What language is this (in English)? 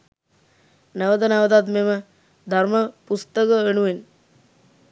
Sinhala